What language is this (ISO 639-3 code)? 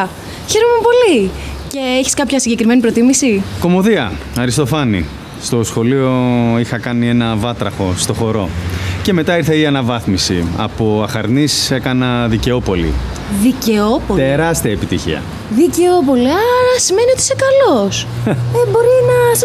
ell